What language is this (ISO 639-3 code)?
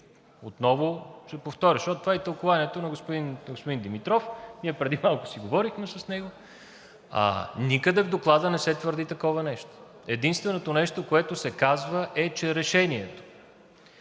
bul